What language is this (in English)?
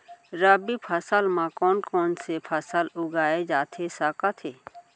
Chhattisgarhi